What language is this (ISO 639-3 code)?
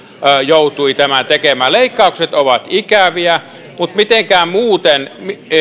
fin